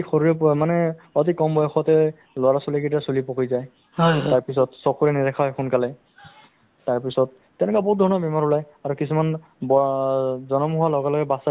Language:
Assamese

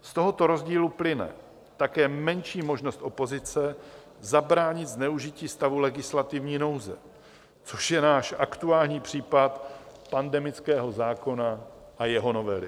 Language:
Czech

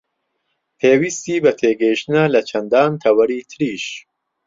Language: Central Kurdish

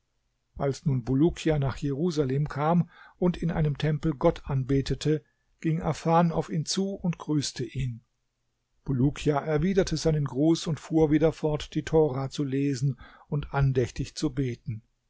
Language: German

